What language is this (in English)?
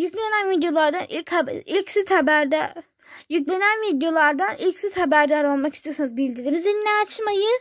Turkish